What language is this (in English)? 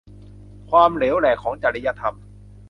Thai